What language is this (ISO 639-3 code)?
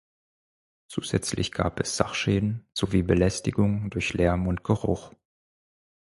deu